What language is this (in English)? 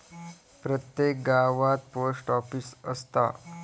Marathi